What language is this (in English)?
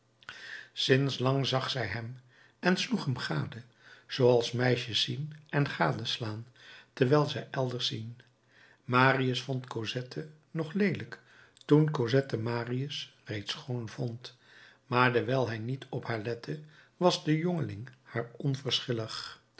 Dutch